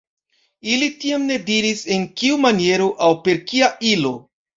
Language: Esperanto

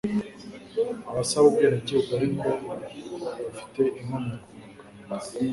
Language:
Kinyarwanda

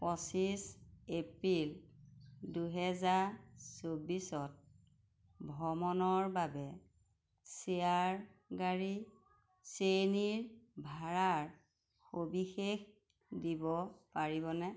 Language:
Assamese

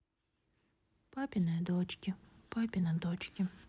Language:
Russian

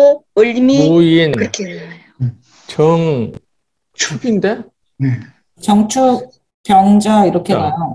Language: Korean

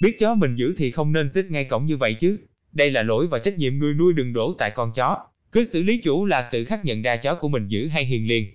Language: Vietnamese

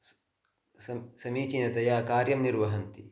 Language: Sanskrit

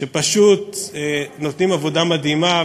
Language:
Hebrew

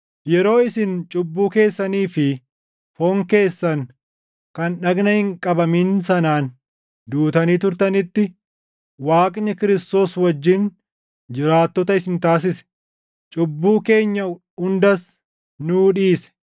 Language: Oromo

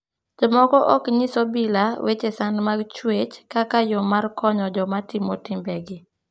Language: Luo (Kenya and Tanzania)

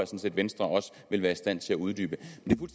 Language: Danish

